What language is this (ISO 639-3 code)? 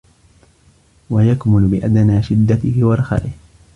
ara